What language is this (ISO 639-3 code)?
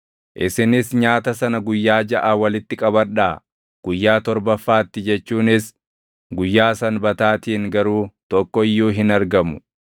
orm